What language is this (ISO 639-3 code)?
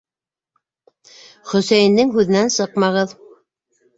bak